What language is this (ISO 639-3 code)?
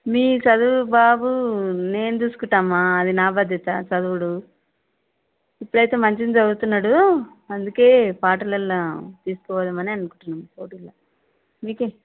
tel